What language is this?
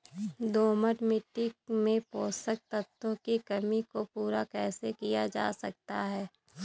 Hindi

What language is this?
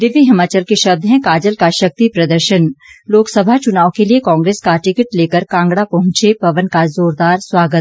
Hindi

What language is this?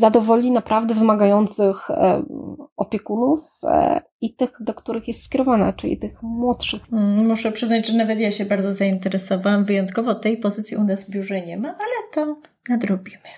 Polish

